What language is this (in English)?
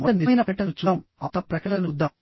Telugu